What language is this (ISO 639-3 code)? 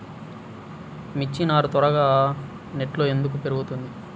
tel